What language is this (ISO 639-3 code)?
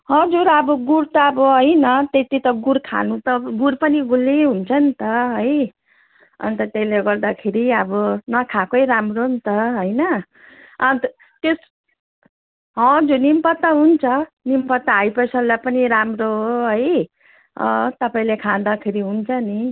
nep